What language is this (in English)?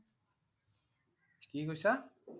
Assamese